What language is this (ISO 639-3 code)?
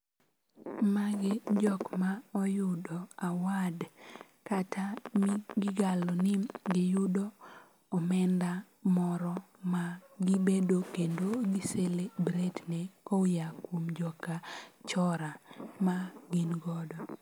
luo